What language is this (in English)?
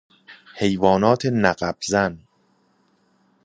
Persian